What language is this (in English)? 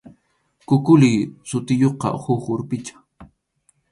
Arequipa-La Unión Quechua